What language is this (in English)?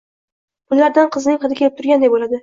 Uzbek